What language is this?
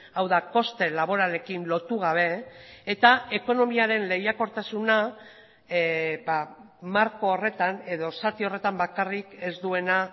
Basque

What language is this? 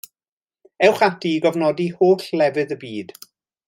Welsh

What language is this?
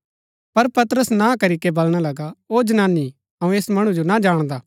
Gaddi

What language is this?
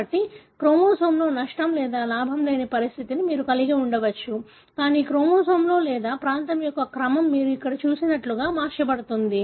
Telugu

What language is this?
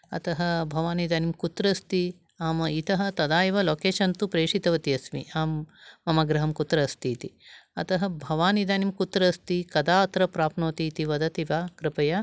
Sanskrit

